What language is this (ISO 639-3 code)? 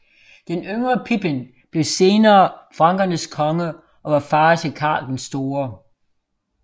dan